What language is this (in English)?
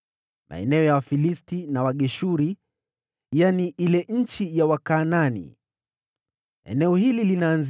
Swahili